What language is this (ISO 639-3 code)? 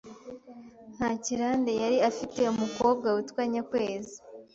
kin